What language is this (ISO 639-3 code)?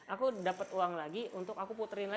ind